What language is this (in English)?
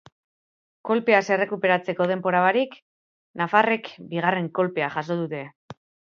Basque